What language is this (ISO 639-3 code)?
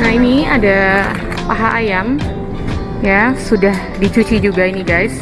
ind